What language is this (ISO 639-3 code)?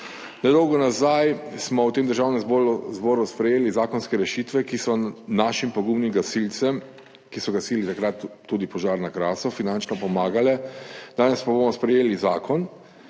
slv